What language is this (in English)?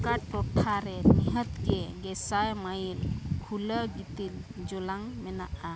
Santali